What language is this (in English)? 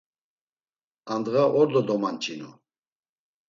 Laz